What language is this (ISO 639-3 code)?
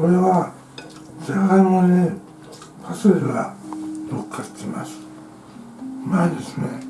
jpn